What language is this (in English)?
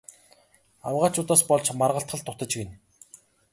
Mongolian